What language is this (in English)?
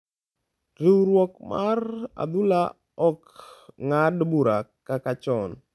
Luo (Kenya and Tanzania)